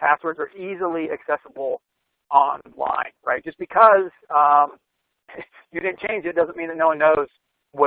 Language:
English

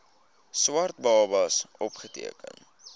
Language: Afrikaans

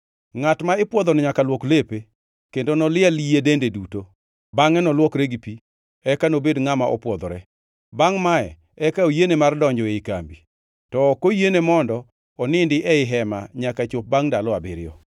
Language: Luo (Kenya and Tanzania)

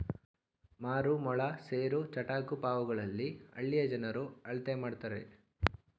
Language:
Kannada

